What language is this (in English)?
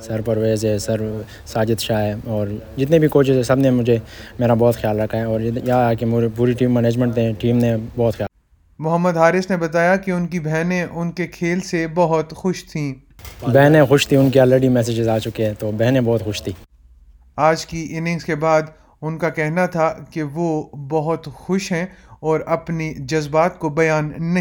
Urdu